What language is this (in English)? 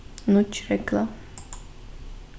Faroese